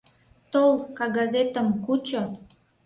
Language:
Mari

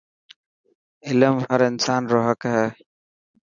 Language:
Dhatki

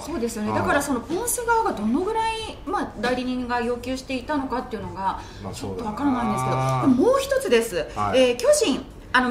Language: Japanese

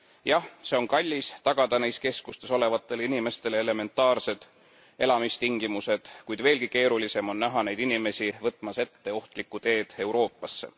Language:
Estonian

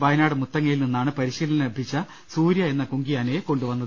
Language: Malayalam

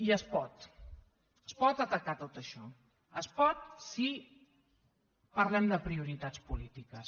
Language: Catalan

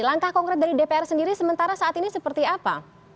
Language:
Indonesian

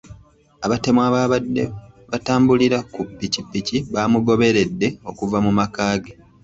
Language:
Ganda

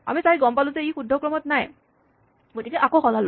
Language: Assamese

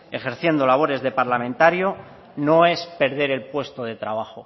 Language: Spanish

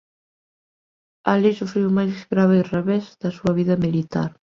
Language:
Galician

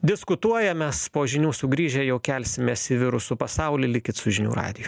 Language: Lithuanian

